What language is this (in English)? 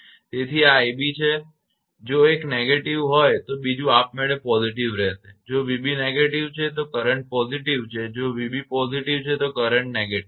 Gujarati